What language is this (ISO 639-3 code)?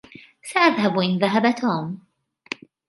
ara